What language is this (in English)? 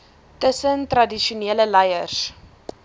Afrikaans